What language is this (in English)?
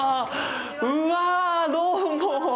Japanese